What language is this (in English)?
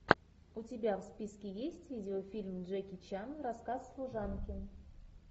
Russian